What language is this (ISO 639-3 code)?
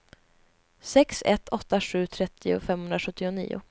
swe